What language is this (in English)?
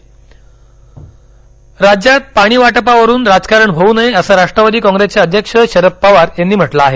Marathi